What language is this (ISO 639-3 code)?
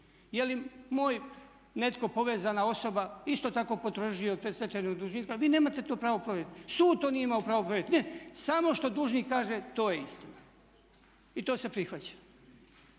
hrv